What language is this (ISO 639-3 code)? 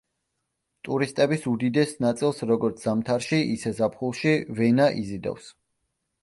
kat